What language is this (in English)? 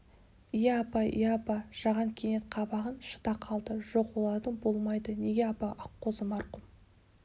Kazakh